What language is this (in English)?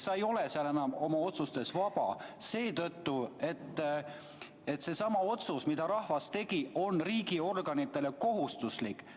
Estonian